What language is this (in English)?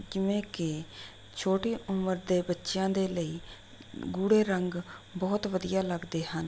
Punjabi